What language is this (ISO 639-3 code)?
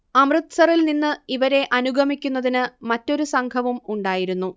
mal